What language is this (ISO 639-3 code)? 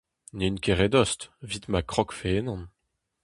bre